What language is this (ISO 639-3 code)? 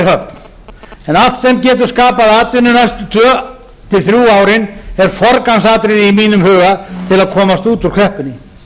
isl